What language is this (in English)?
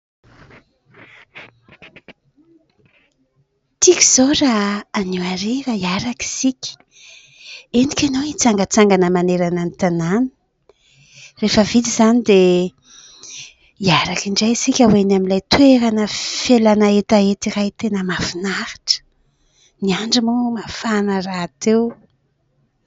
Malagasy